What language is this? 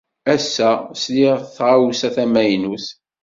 Kabyle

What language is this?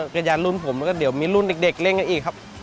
Thai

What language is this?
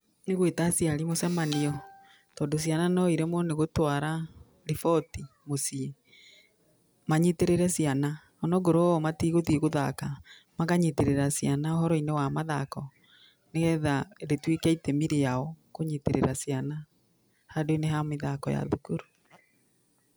Kikuyu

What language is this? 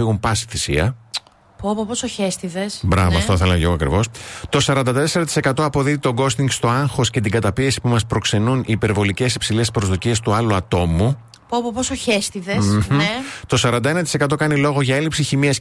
Greek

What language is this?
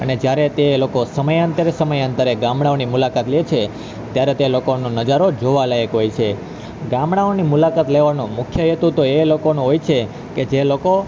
Gujarati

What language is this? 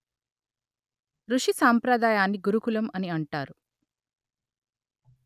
Telugu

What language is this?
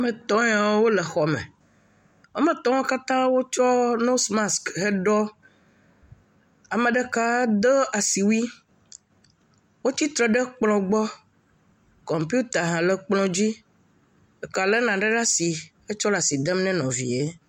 Ewe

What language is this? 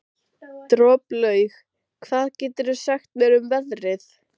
Icelandic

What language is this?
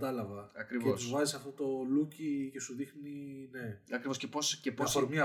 Greek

